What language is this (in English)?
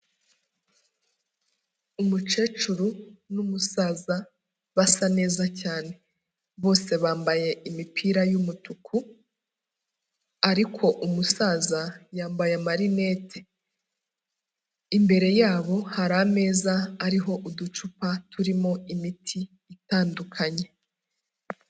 Kinyarwanda